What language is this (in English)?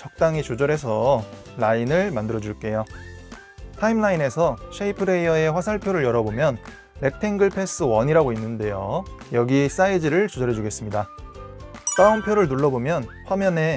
Korean